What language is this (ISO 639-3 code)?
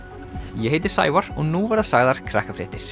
isl